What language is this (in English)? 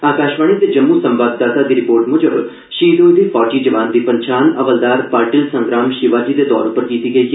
Dogri